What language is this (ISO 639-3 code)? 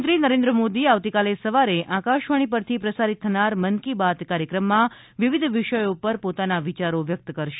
guj